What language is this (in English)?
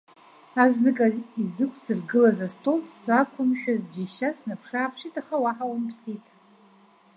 Abkhazian